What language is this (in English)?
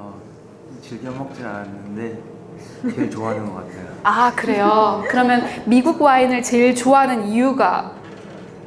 Korean